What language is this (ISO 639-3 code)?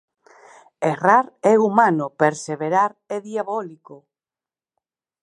glg